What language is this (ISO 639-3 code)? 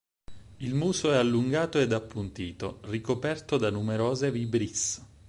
ita